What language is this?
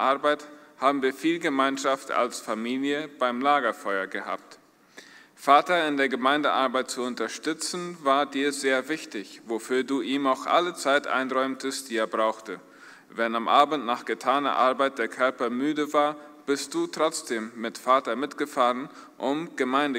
German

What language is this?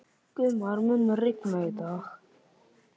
Icelandic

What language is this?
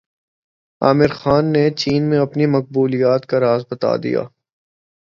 Urdu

